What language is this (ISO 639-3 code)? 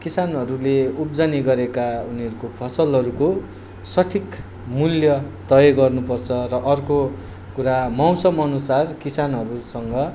nep